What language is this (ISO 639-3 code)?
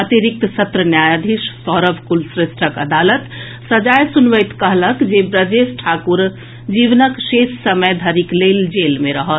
mai